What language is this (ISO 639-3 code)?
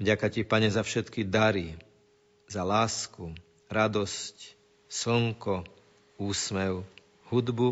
slk